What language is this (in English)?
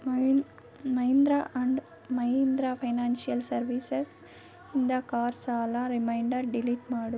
Kannada